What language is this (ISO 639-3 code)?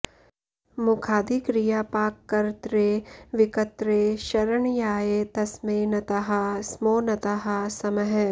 san